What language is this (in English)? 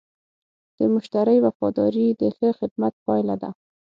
Pashto